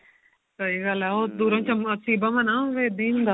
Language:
Punjabi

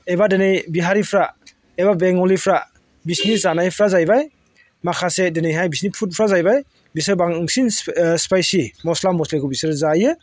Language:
Bodo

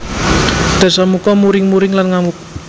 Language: Javanese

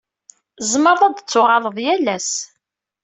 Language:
Kabyle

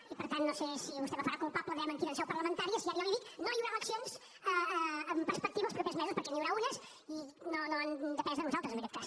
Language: Catalan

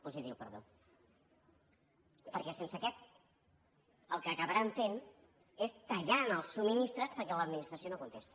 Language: Catalan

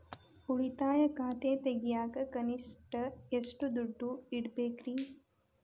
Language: Kannada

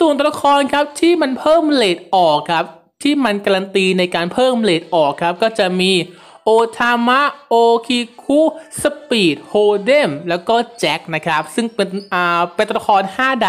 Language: Thai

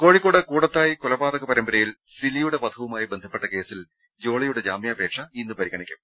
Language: Malayalam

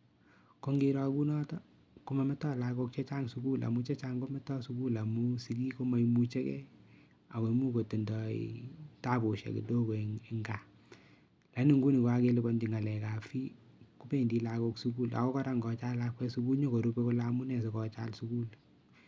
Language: Kalenjin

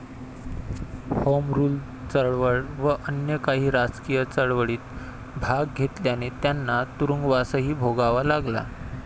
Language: Marathi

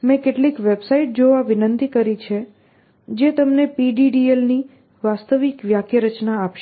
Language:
Gujarati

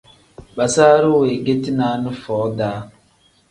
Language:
Tem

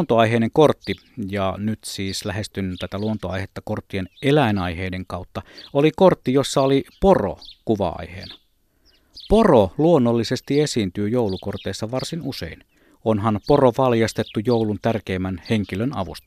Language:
Finnish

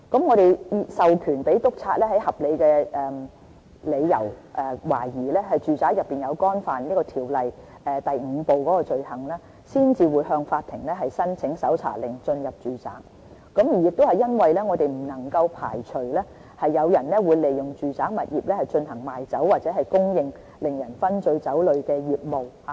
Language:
Cantonese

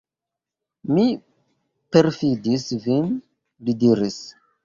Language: Esperanto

